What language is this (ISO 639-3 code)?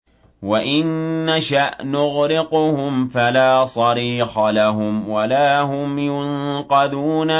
ara